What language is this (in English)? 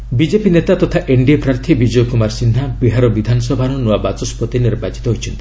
Odia